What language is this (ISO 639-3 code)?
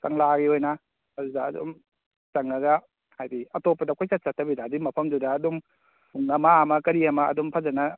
mni